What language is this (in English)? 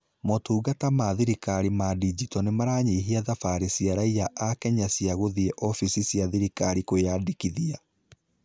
Kikuyu